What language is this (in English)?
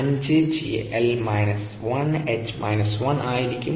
Malayalam